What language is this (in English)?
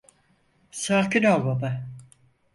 Turkish